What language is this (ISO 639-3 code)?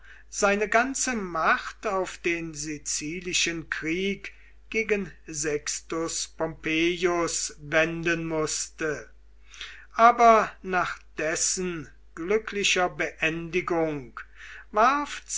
deu